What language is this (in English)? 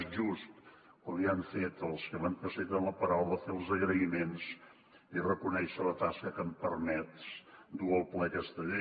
Catalan